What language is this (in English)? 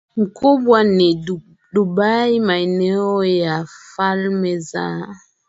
Swahili